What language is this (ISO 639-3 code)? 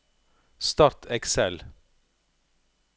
nor